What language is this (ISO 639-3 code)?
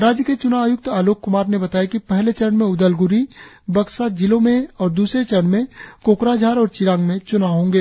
hin